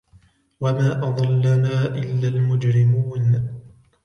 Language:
Arabic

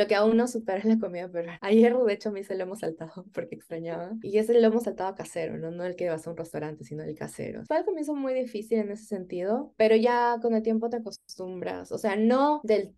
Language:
Spanish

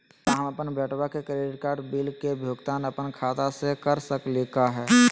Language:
Magahi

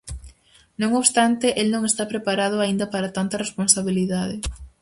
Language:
Galician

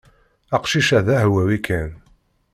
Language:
Kabyle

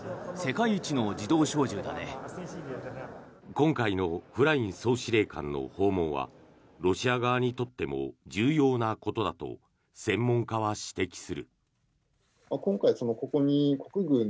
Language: Japanese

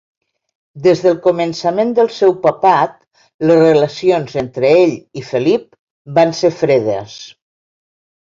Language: Catalan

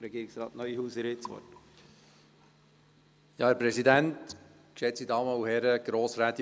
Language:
Swiss German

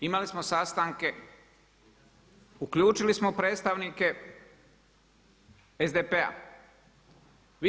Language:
Croatian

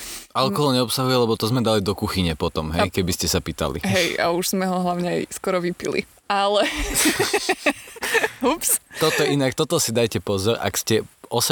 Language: Slovak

